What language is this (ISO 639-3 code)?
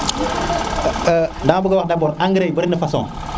srr